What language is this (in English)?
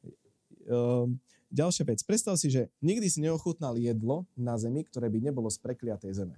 Slovak